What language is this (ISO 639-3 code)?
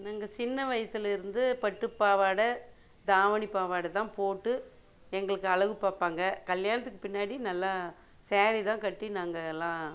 tam